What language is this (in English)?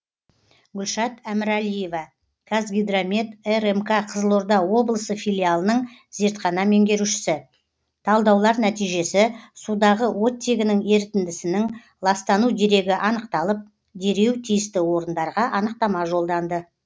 Kazakh